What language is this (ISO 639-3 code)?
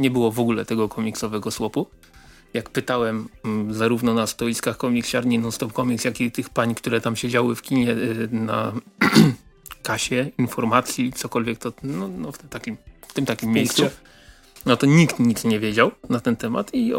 pol